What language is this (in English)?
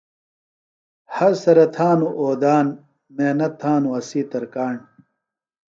Phalura